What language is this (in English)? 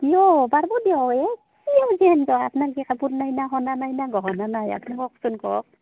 Assamese